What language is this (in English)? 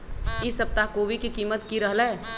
Magahi